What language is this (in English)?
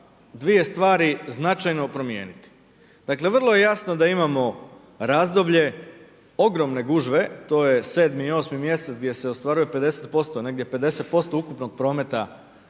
Croatian